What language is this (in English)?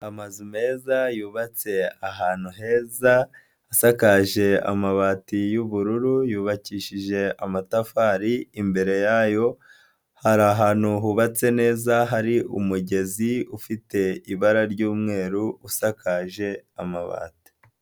Kinyarwanda